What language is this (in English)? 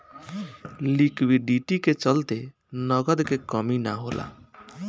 Bhojpuri